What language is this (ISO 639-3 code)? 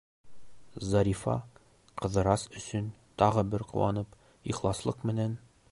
bak